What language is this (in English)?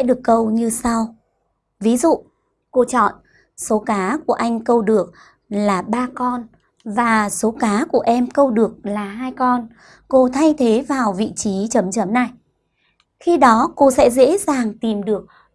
Vietnamese